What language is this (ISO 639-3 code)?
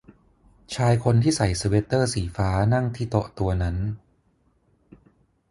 tha